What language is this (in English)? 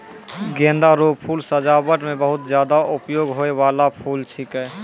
Maithili